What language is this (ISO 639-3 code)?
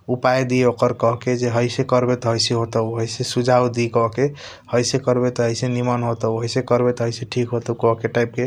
thq